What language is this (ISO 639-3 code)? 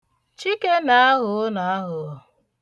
ibo